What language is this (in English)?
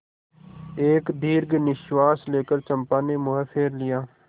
Hindi